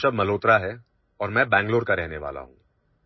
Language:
Odia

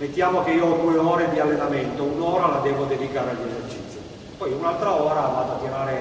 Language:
Italian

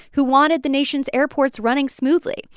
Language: English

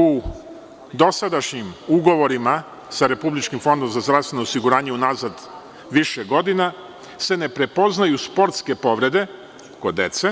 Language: Serbian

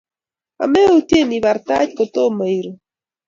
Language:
Kalenjin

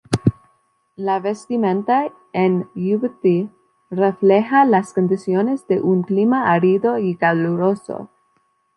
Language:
Spanish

